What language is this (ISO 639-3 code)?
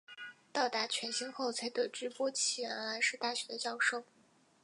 zho